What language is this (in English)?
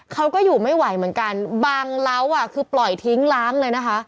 Thai